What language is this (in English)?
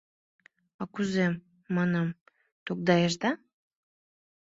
Mari